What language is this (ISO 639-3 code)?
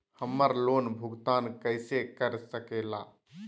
mag